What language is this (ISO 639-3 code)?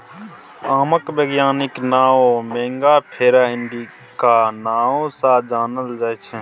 mai